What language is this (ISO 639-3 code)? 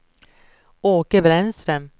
swe